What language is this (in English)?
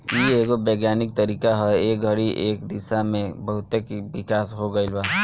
Bhojpuri